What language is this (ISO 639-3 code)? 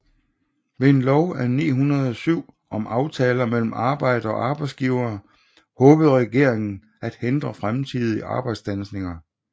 dan